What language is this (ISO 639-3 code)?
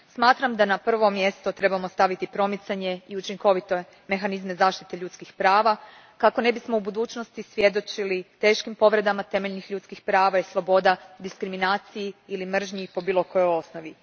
hrv